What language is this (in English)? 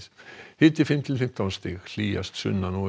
Icelandic